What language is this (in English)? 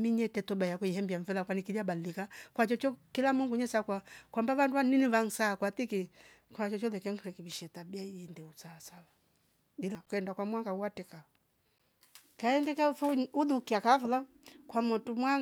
Rombo